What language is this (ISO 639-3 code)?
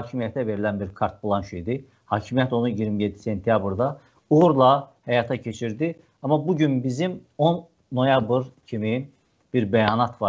tur